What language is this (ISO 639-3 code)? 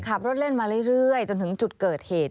tha